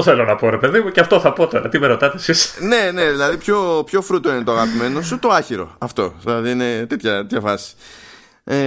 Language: Greek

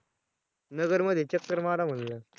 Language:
Marathi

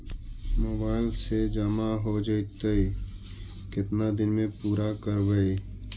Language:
Magahi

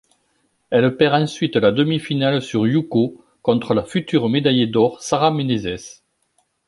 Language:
French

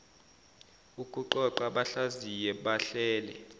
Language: Zulu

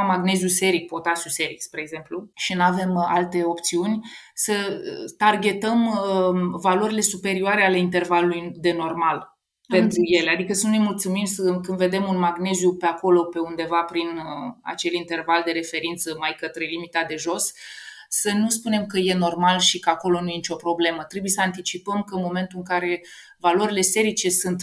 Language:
Romanian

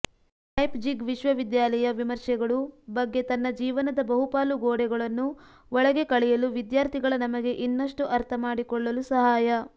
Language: Kannada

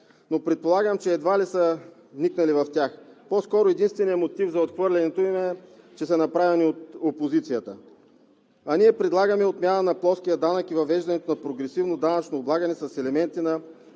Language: Bulgarian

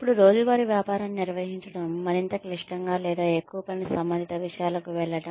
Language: Telugu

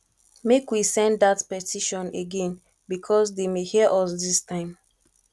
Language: Nigerian Pidgin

